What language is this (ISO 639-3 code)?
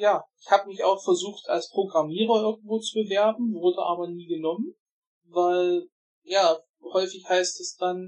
deu